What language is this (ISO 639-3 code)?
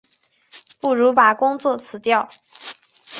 zho